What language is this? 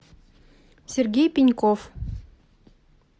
Russian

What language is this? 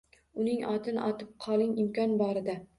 Uzbek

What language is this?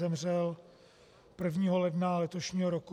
Czech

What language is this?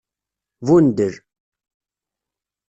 Kabyle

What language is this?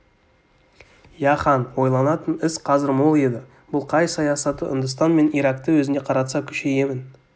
Kazakh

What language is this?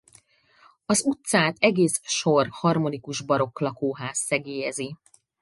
Hungarian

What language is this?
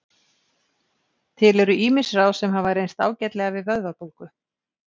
Icelandic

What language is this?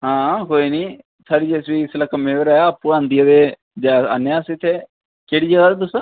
Dogri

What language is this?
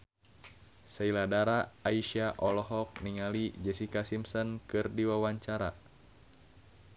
Sundanese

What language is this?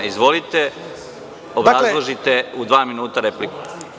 Serbian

